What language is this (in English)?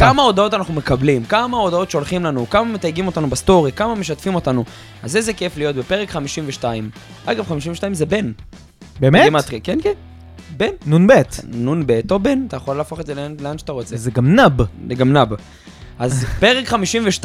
Hebrew